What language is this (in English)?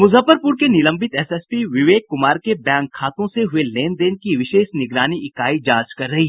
Hindi